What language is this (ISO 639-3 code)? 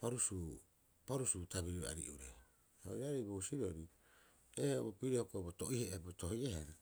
kyx